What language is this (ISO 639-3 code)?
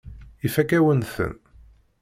kab